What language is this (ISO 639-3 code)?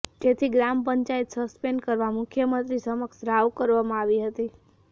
guj